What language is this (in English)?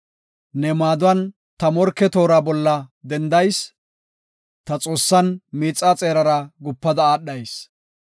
Gofa